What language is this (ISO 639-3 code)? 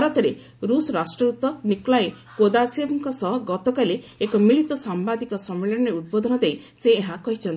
ori